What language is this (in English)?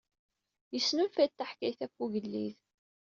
Kabyle